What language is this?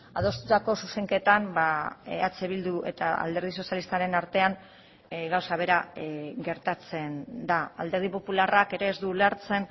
Basque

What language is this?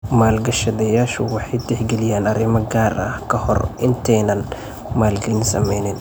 Somali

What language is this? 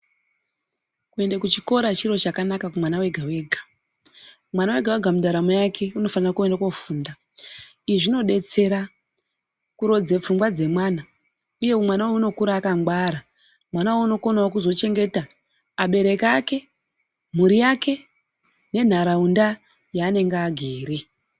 Ndau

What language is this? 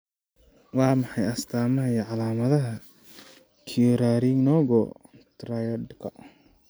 Somali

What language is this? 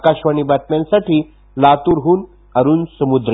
Marathi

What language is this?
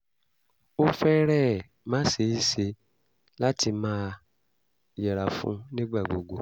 Yoruba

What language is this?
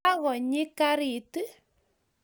Kalenjin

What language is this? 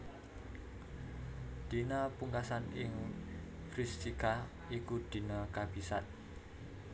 Javanese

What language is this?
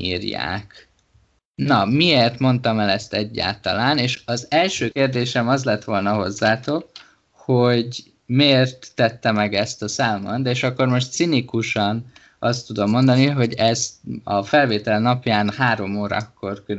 Hungarian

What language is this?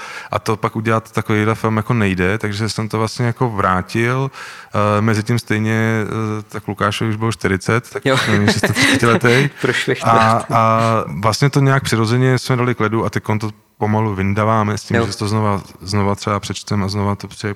Czech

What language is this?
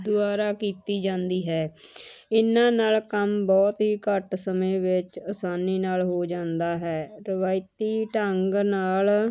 Punjabi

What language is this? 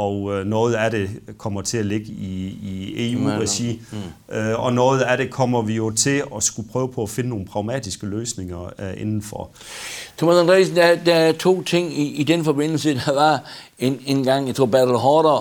Danish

